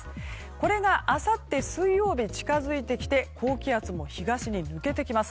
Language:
Japanese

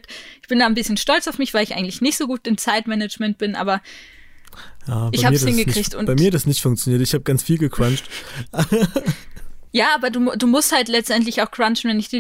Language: German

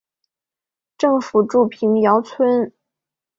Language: Chinese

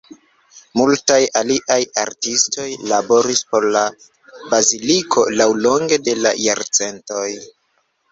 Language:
Esperanto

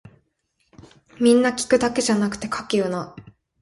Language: Japanese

